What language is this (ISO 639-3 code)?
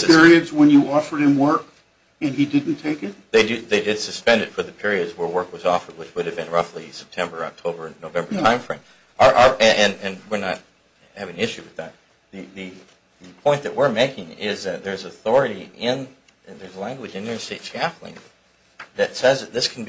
eng